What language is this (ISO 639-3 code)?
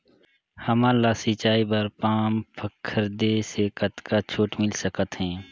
hne